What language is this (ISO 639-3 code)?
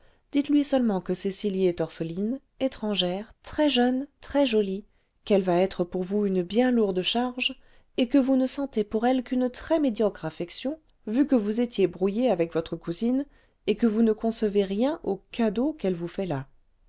fra